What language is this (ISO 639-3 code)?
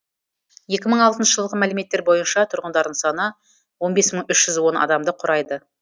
kaz